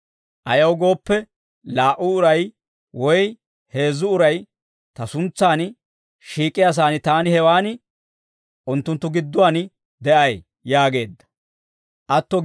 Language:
Dawro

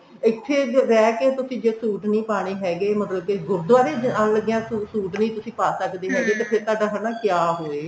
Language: Punjabi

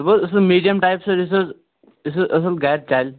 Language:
Kashmiri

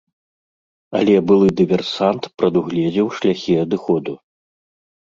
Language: Belarusian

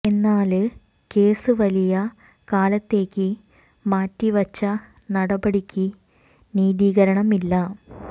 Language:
Malayalam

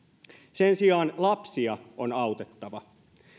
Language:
Finnish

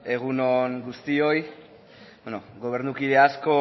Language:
Basque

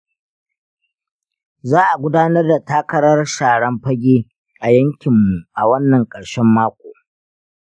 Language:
Hausa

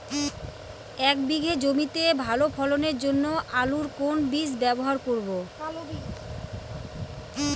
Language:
Bangla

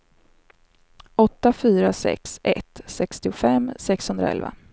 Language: Swedish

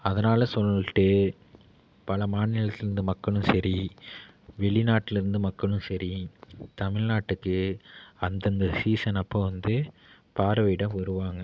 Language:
Tamil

